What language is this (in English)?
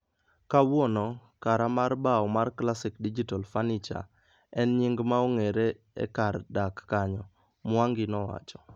Luo (Kenya and Tanzania)